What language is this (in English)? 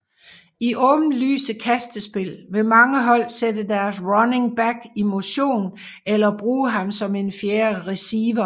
Danish